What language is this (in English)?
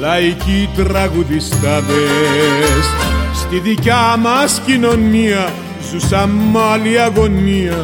Greek